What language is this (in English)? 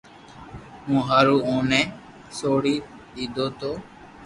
Loarki